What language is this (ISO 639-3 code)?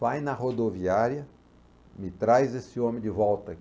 por